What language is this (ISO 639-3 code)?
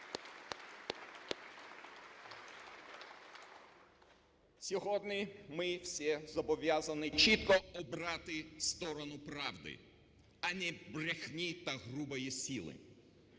ukr